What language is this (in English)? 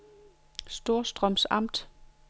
Danish